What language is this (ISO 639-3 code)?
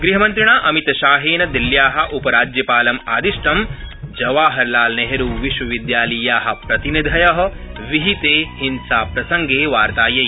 san